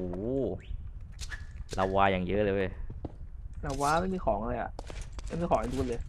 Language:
Thai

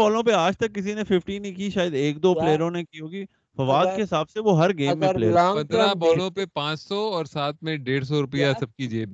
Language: Urdu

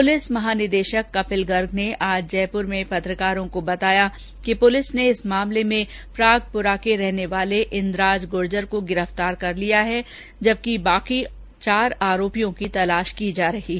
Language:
Hindi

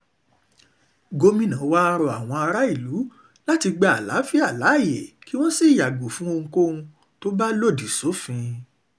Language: Yoruba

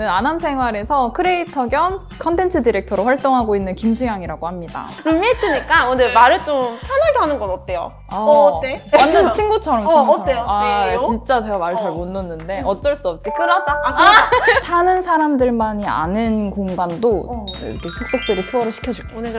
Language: Korean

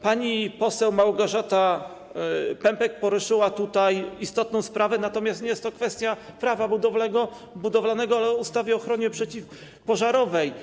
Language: Polish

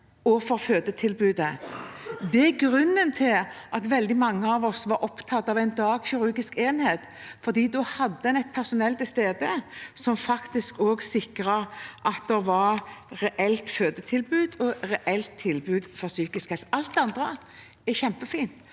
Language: Norwegian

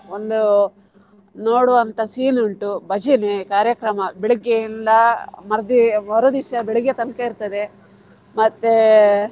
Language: Kannada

